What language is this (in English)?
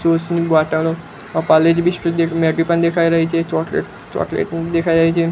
Gujarati